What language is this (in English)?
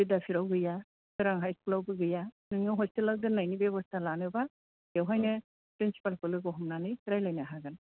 Bodo